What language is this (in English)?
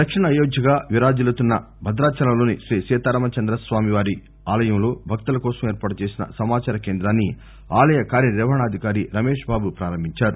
Telugu